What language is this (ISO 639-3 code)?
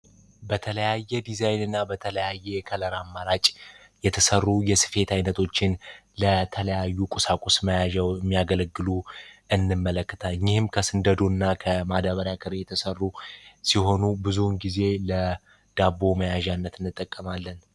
amh